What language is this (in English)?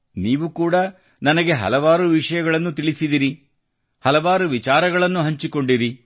Kannada